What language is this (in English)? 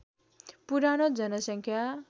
Nepali